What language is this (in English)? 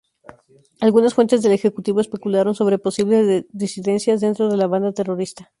Spanish